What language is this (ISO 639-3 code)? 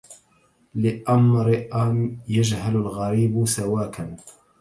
ara